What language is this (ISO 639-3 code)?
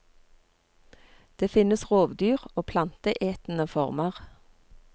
nor